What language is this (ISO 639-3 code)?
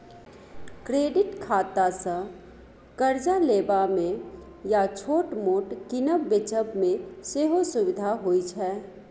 mai